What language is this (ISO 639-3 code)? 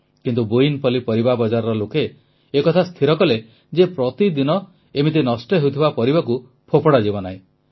ori